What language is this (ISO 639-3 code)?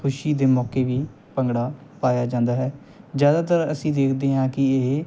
pan